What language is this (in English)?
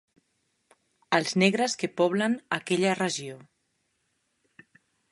Catalan